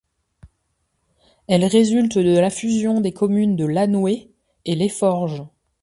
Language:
French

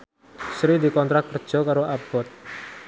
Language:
Javanese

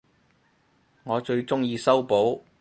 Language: Cantonese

